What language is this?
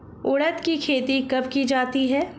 Hindi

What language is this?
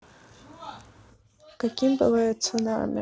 Russian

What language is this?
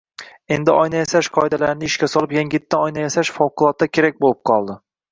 Uzbek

